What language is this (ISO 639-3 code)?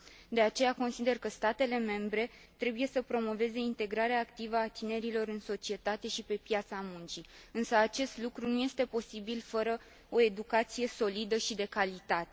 ron